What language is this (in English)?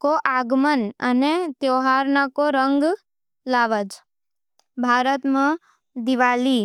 Nimadi